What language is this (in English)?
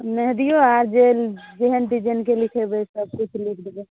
Maithili